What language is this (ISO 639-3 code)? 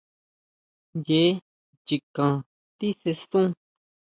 mau